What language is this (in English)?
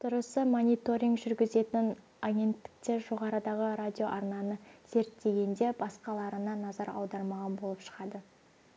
Kazakh